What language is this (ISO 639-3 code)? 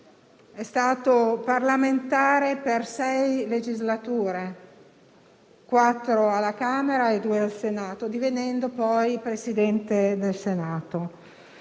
ita